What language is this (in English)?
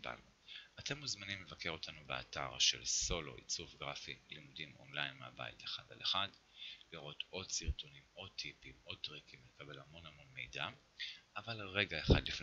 Hebrew